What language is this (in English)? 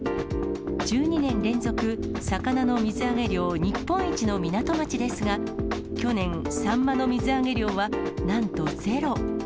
Japanese